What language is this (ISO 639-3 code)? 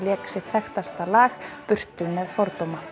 isl